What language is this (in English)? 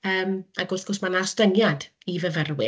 Welsh